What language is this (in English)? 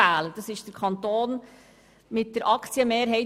Swiss German